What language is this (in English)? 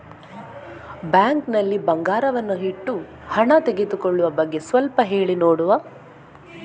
Kannada